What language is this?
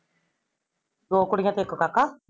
Punjabi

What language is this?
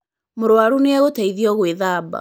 Kikuyu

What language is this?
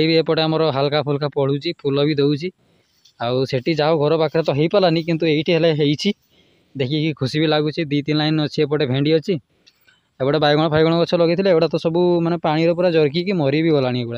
Arabic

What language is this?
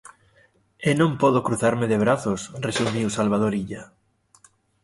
Galician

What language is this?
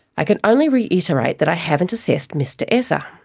English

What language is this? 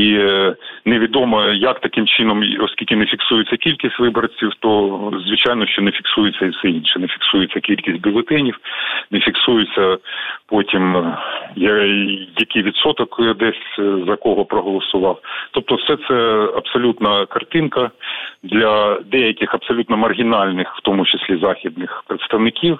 Ukrainian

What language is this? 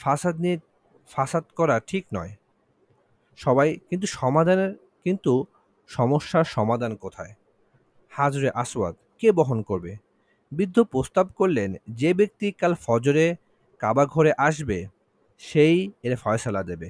Bangla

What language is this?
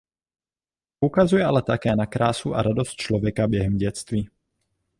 Czech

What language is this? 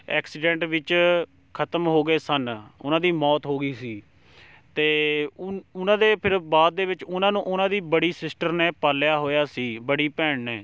Punjabi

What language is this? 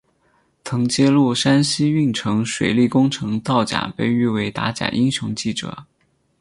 Chinese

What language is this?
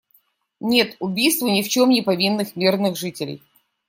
Russian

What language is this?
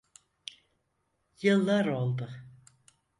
Turkish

